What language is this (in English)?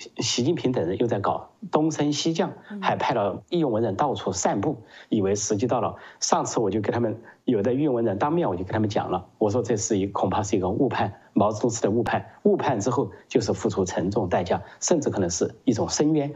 Chinese